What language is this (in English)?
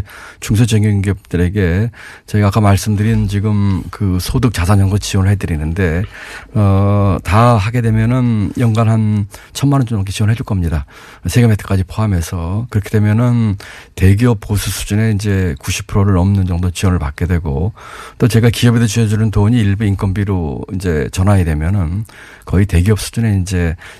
Korean